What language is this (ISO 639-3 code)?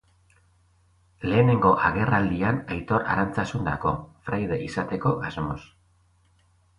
eus